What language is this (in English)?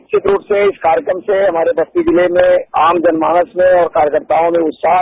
Hindi